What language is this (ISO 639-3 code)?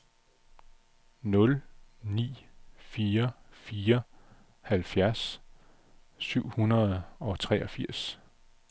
dan